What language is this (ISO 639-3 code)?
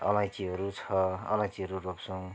nep